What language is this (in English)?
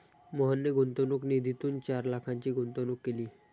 Marathi